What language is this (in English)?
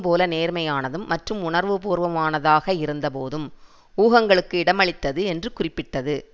Tamil